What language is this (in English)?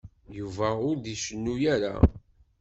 Kabyle